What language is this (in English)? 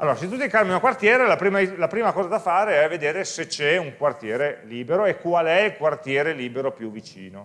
Italian